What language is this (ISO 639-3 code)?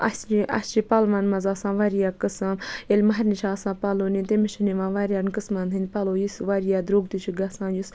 kas